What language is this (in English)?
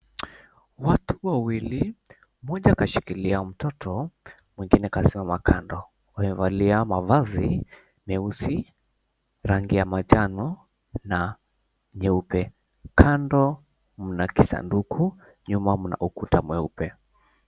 Swahili